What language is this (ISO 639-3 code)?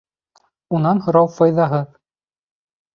bak